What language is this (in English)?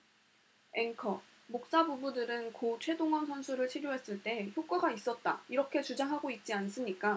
Korean